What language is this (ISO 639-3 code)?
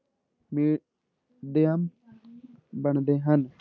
pan